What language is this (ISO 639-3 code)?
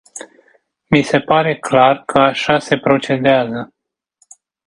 ron